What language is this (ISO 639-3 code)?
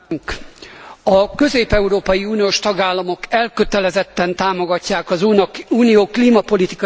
hun